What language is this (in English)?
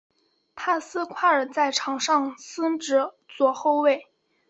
Chinese